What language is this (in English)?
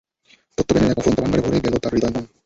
Bangla